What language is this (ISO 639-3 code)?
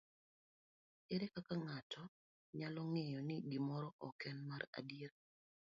luo